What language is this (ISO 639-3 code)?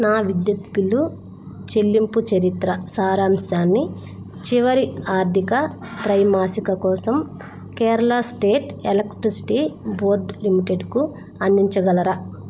tel